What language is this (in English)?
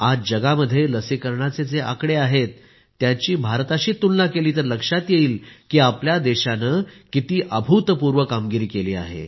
Marathi